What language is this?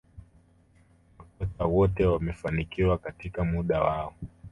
Swahili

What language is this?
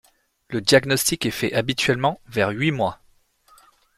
French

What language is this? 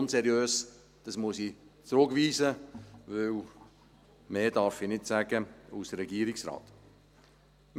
Swiss German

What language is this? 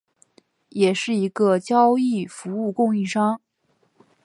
Chinese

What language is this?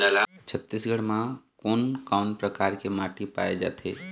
Chhattisgarhi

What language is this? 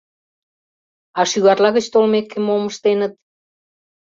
Mari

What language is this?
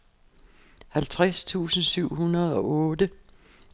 Danish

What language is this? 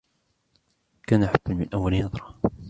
Arabic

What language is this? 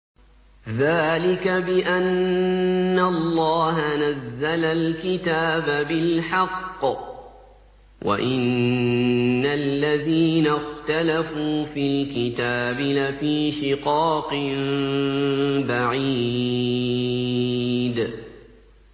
Arabic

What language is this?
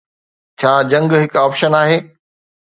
Sindhi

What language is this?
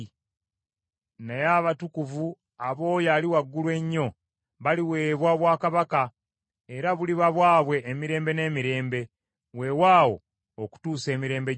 Ganda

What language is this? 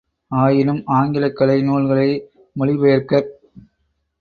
Tamil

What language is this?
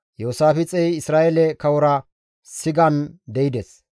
Gamo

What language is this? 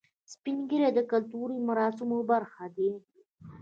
Pashto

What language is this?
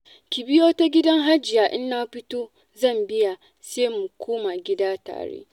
Hausa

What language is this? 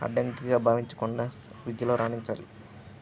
Telugu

